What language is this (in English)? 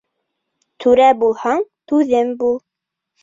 Bashkir